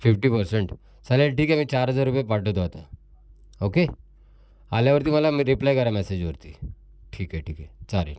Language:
Marathi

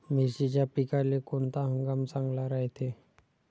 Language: Marathi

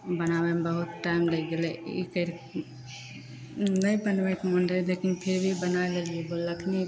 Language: Maithili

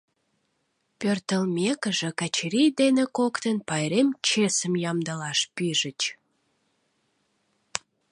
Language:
Mari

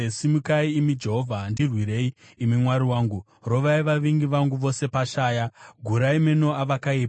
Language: Shona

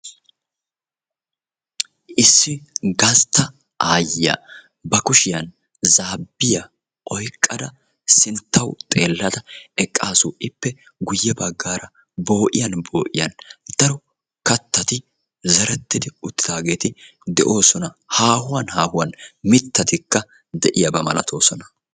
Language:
Wolaytta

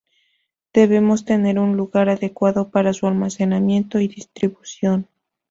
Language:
Spanish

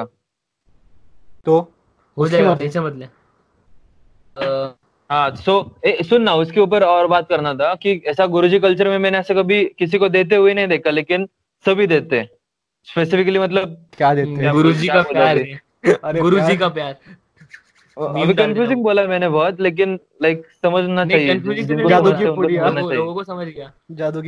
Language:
Hindi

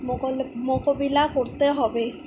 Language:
Bangla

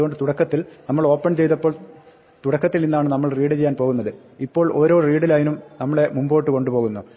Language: Malayalam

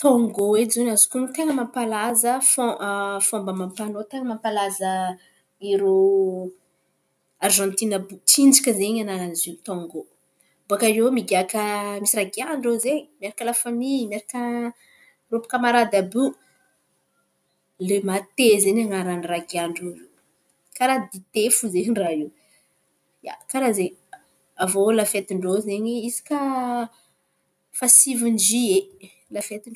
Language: Antankarana Malagasy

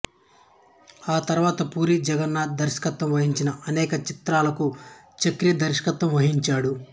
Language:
Telugu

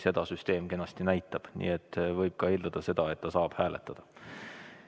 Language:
Estonian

